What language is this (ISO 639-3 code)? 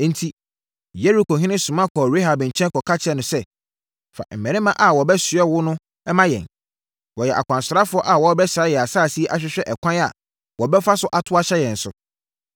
aka